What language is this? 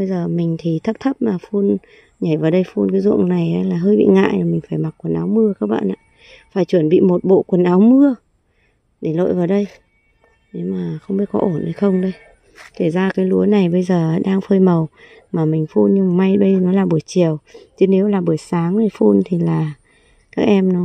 Vietnamese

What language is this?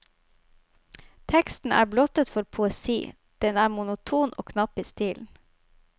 Norwegian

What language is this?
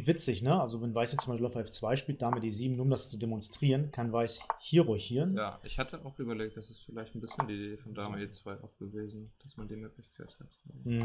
German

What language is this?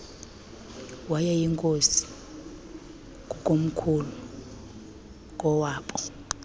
Xhosa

